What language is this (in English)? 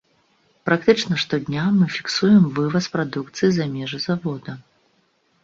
Belarusian